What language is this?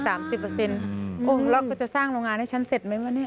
Thai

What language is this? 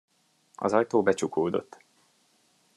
Hungarian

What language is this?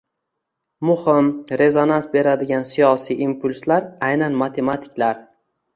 Uzbek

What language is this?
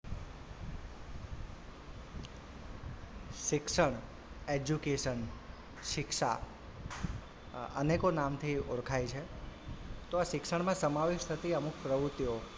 Gujarati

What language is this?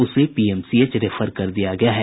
Hindi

